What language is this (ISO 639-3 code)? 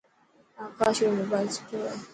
mki